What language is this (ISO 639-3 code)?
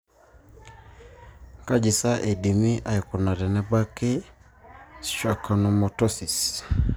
mas